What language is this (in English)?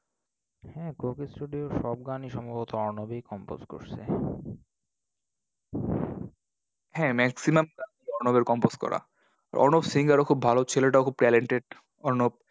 Bangla